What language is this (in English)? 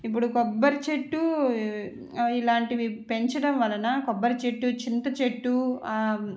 Telugu